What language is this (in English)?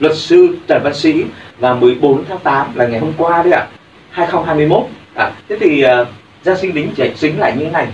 Vietnamese